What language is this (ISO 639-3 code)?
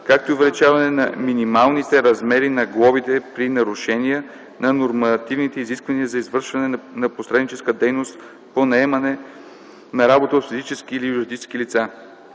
bul